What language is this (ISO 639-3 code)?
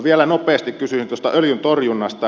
fin